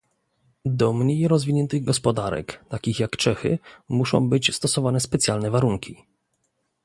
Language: Polish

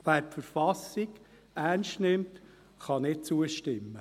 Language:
Swiss German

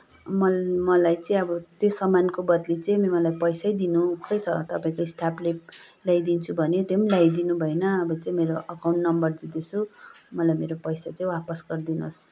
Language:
Nepali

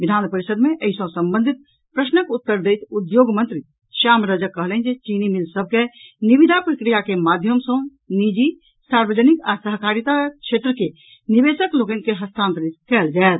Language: Maithili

